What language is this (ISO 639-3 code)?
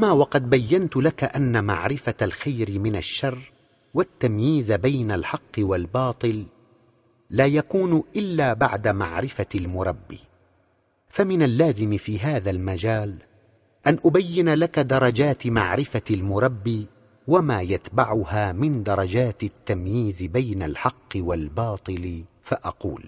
ara